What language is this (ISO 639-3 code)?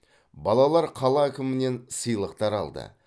kaz